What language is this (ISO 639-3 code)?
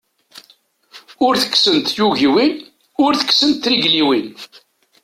kab